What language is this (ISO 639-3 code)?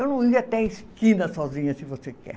por